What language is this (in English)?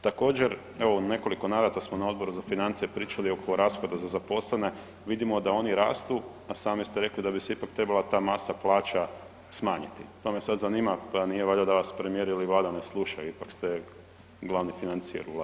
Croatian